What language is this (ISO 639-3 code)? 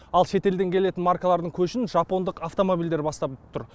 kaz